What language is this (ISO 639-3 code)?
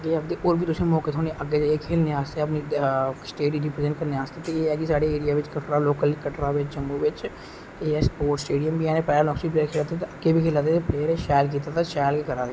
doi